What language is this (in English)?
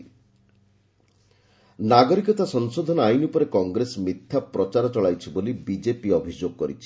Odia